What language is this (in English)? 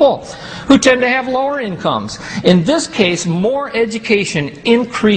English